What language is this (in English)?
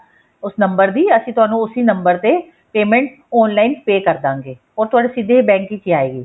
Punjabi